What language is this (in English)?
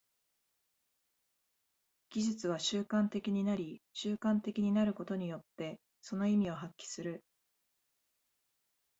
Japanese